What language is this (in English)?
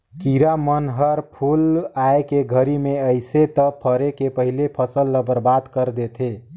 Chhattisgarhi